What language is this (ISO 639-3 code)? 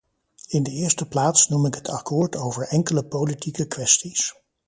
nld